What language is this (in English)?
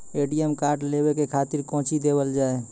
Maithili